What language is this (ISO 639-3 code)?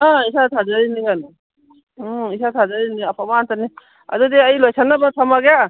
mni